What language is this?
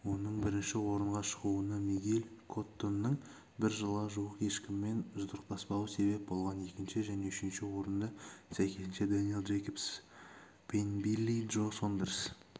Kazakh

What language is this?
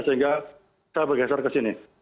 Indonesian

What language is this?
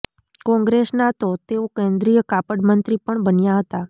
Gujarati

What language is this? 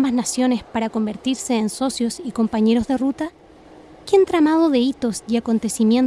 Spanish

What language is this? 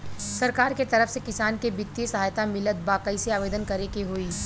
Bhojpuri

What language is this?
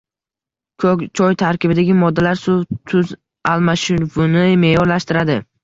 Uzbek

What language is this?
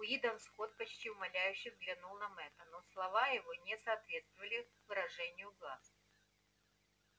Russian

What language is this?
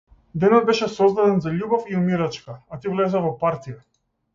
Macedonian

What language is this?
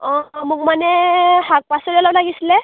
Assamese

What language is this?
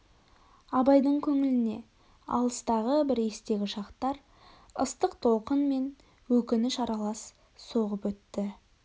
Kazakh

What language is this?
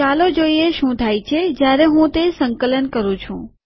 Gujarati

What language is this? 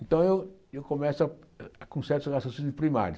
Portuguese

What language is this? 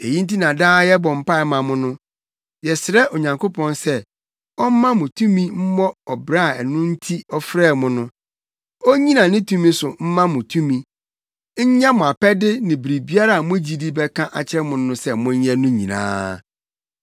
Akan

